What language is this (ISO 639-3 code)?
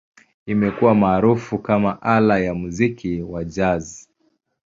swa